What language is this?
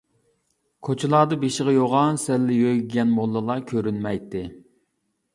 Uyghur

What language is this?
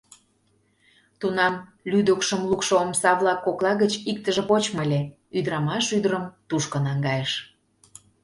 Mari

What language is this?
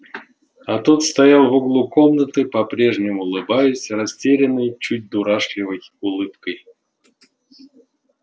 Russian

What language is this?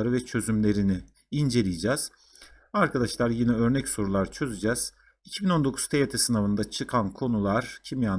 Turkish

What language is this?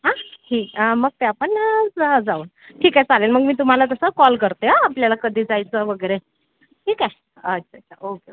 Marathi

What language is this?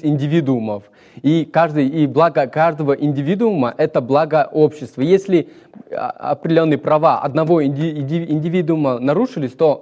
Russian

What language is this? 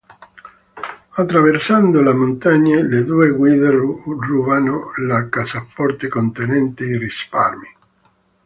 Italian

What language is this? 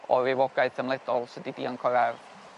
Welsh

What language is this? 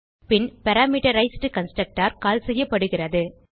Tamil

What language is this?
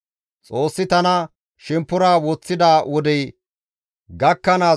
Gamo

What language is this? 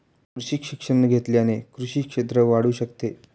Marathi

